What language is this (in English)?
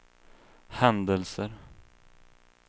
Swedish